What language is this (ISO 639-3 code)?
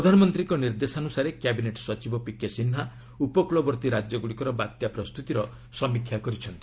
ori